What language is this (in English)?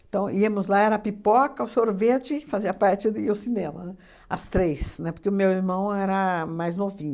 Portuguese